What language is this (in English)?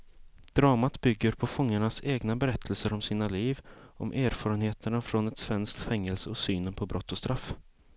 Swedish